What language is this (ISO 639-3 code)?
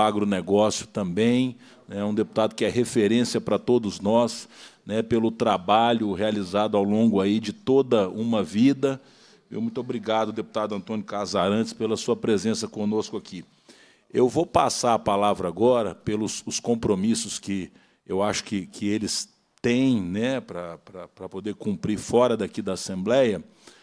por